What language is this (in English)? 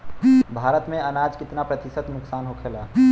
Bhojpuri